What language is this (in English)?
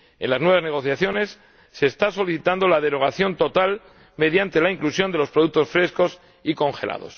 Spanish